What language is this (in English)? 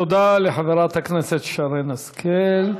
Hebrew